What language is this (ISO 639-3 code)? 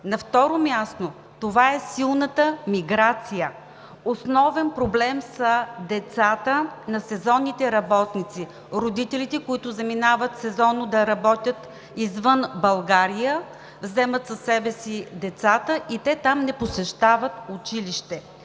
bul